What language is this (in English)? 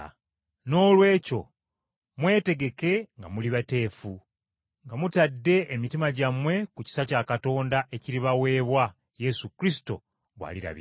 Ganda